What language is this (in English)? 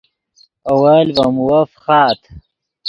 Yidgha